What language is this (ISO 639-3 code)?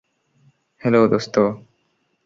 ben